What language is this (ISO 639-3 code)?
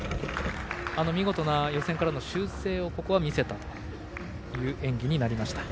jpn